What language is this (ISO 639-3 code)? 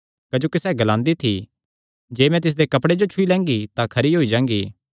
xnr